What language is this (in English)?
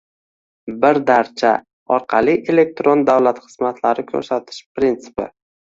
Uzbek